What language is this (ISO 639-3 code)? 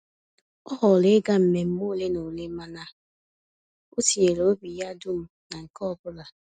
ibo